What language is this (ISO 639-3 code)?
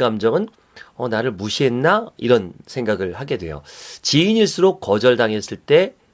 kor